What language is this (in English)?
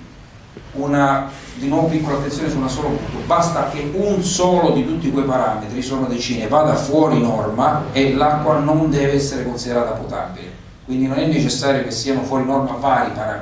Italian